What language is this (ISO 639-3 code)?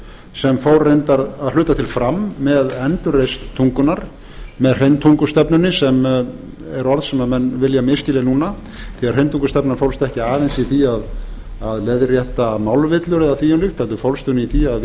isl